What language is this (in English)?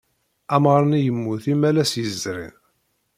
Kabyle